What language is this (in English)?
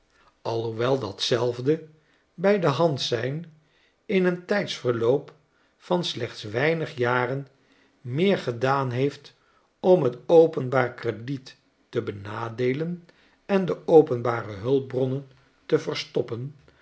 Dutch